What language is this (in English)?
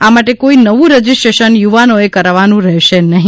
Gujarati